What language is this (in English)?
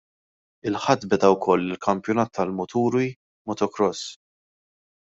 Maltese